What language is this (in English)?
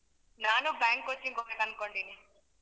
Kannada